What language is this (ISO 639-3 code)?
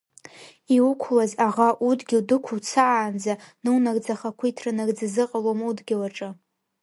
abk